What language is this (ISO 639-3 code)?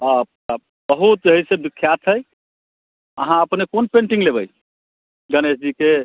mai